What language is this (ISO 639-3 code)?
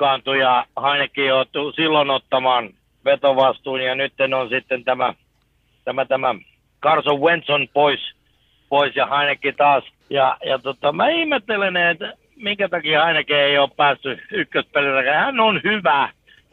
fin